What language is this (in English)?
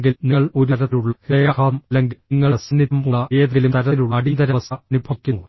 Malayalam